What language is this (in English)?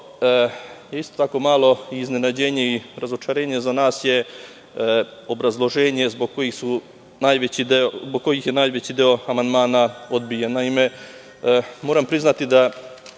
Serbian